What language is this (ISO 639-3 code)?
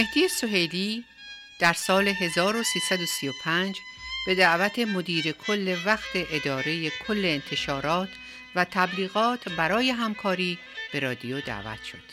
fas